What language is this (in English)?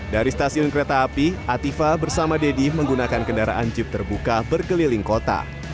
Indonesian